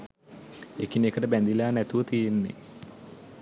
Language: Sinhala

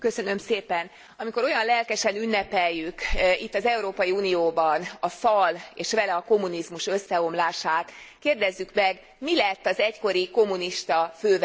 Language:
Hungarian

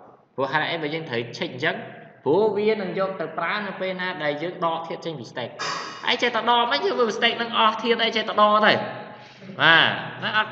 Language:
Vietnamese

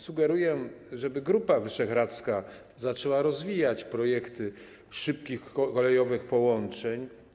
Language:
Polish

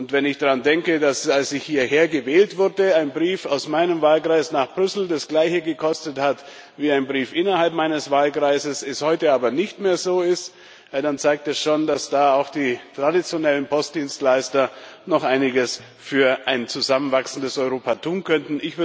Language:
German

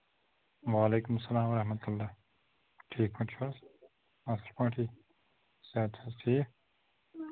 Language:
Kashmiri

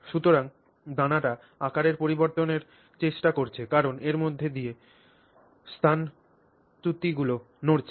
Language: Bangla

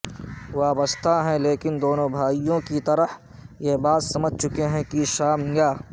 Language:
Urdu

